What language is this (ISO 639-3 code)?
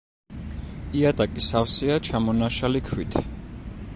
kat